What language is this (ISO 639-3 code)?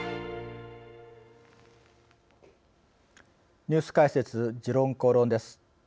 jpn